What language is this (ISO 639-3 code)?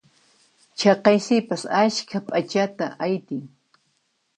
qxp